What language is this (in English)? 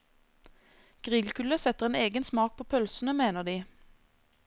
Norwegian